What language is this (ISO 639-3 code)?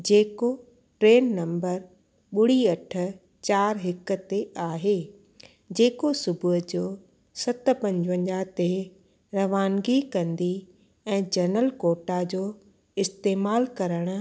snd